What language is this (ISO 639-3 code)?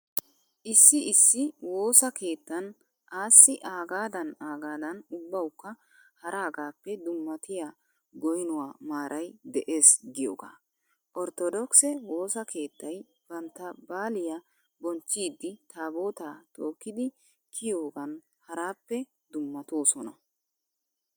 wal